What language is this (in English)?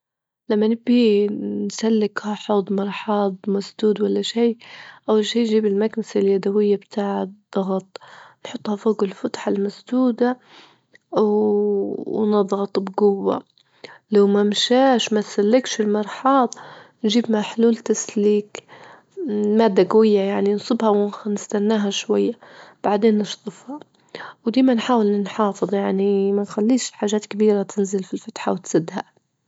Libyan Arabic